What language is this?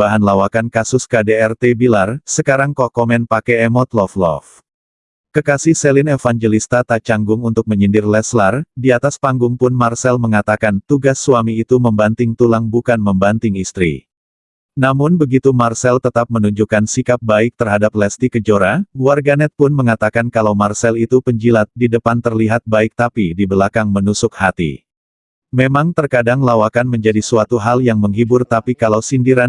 Indonesian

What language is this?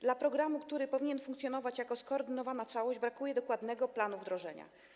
Polish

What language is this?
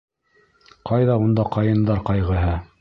Bashkir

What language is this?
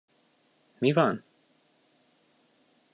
Hungarian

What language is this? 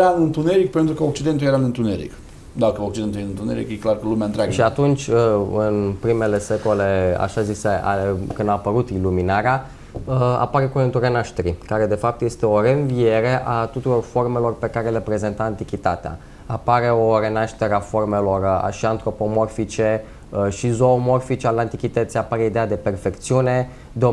Romanian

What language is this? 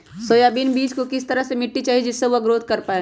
Magahi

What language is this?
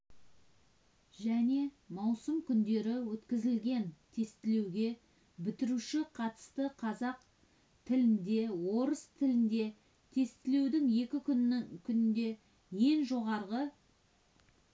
Kazakh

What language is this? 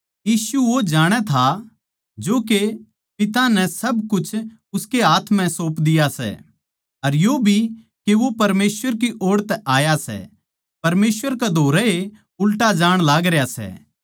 Haryanvi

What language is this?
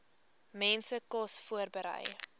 Afrikaans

